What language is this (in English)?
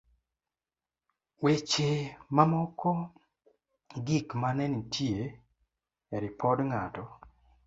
Luo (Kenya and Tanzania)